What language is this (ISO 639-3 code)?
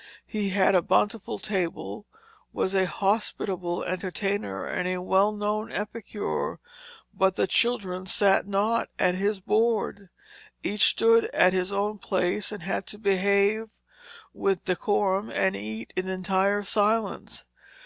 eng